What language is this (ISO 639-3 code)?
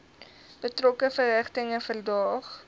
afr